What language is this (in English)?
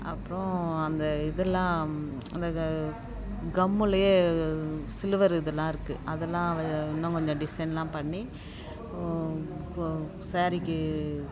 Tamil